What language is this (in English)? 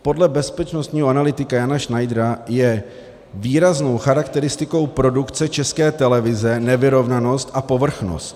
Czech